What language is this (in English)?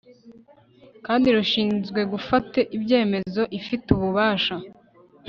Kinyarwanda